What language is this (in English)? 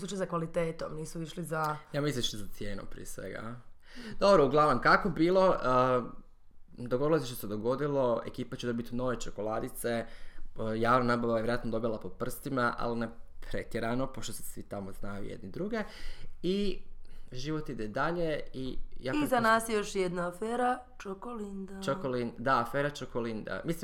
Croatian